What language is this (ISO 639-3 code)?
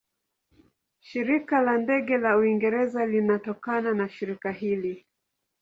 swa